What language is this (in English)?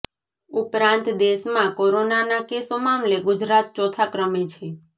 Gujarati